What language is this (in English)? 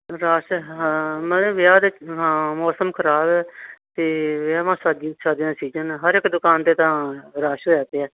Punjabi